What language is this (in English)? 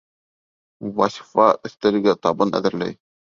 Bashkir